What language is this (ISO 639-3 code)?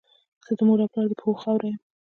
pus